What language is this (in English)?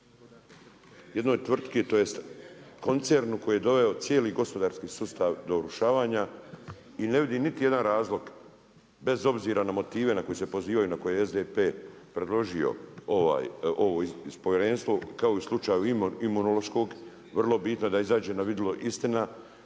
Croatian